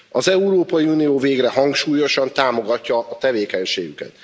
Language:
Hungarian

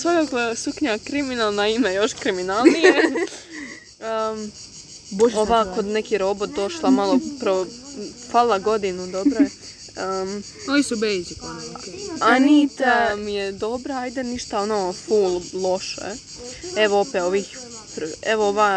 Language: Croatian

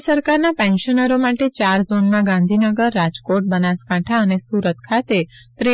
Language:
Gujarati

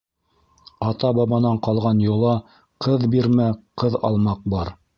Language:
Bashkir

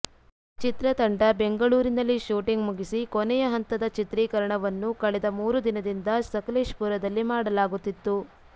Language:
Kannada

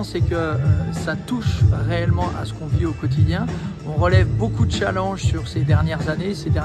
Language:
French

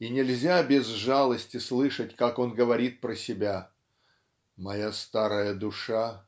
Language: Russian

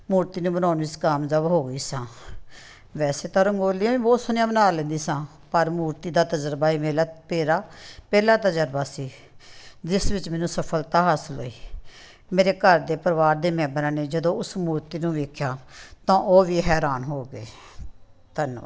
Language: Punjabi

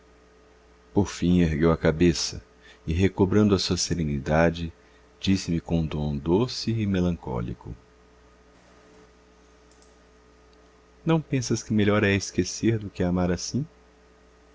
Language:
Portuguese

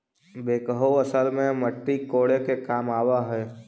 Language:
Magahi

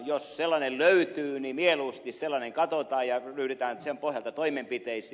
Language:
Finnish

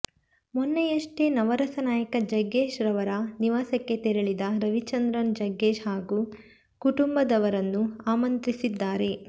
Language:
Kannada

